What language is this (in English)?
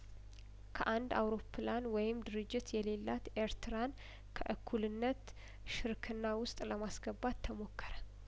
Amharic